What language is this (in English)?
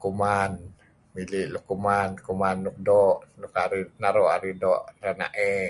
Kelabit